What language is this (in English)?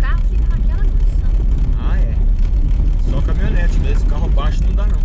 Portuguese